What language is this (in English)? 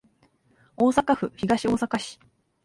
Japanese